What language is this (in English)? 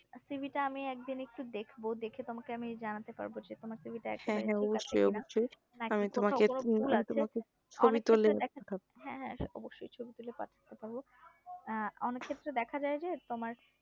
Bangla